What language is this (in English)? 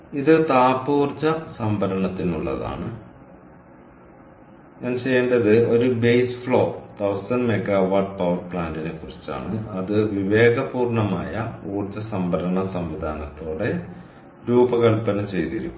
Malayalam